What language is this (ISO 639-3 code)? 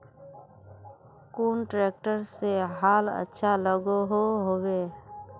mag